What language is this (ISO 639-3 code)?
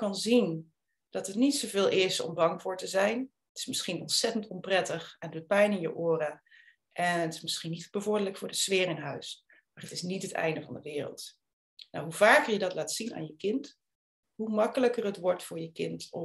nld